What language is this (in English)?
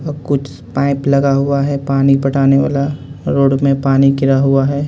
Hindi